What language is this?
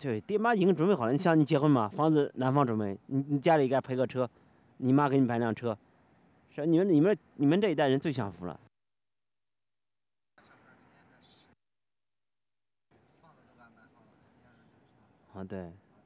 Chinese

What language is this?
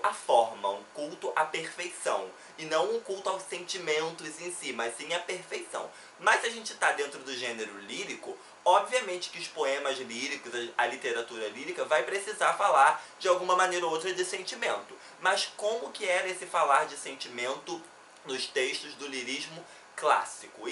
Portuguese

